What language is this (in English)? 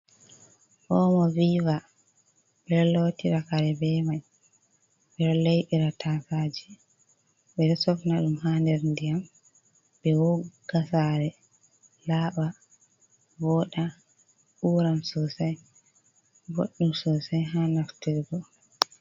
Fula